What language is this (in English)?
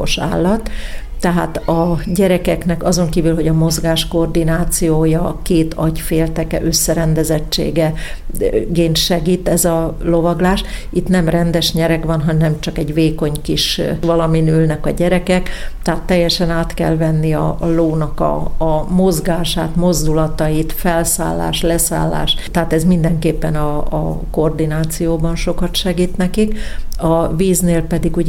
Hungarian